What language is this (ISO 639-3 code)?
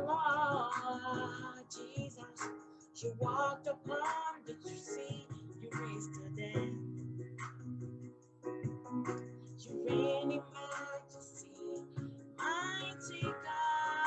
eng